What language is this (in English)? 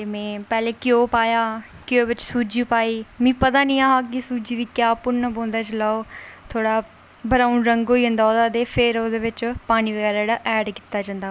Dogri